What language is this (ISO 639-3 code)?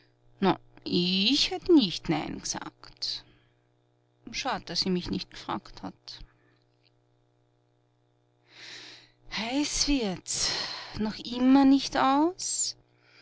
deu